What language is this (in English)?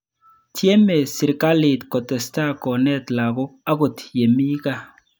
Kalenjin